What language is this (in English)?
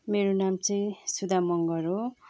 Nepali